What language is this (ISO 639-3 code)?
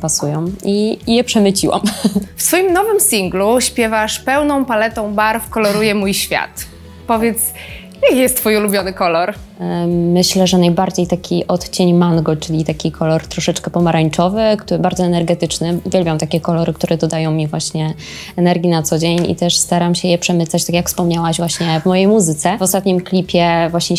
pol